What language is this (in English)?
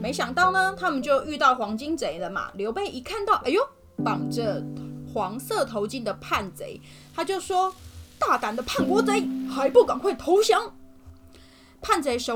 Chinese